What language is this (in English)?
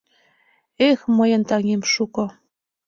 Mari